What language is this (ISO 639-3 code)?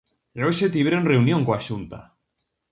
glg